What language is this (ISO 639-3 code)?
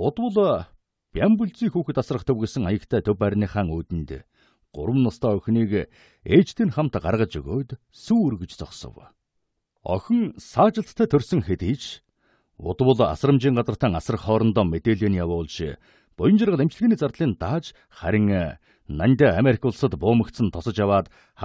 kor